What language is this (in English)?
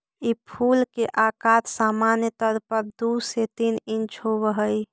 Magahi